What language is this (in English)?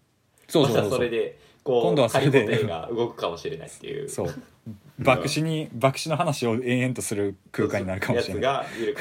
Japanese